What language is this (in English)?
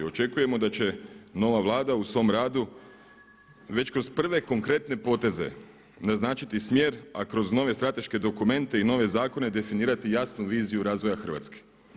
Croatian